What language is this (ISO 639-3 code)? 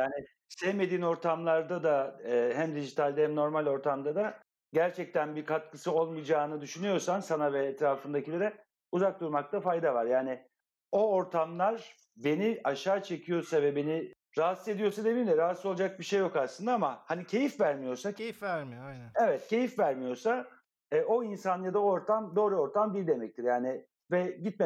tur